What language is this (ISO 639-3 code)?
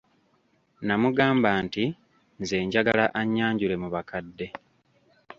lug